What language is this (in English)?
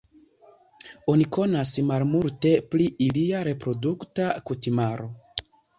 Esperanto